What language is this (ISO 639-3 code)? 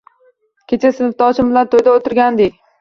uzb